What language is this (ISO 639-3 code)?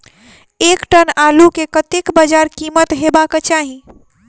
mai